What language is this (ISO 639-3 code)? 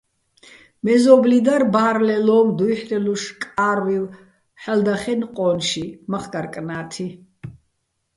bbl